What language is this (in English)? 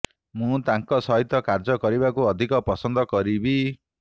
Odia